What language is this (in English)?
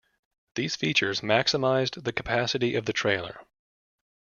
English